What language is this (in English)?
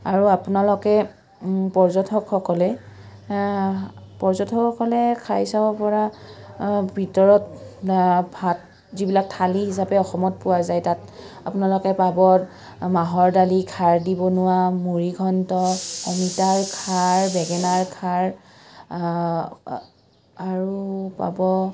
Assamese